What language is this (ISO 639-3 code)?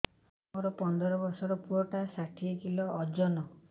ori